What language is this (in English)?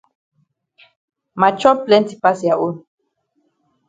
Cameroon Pidgin